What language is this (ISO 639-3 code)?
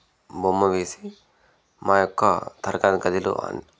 tel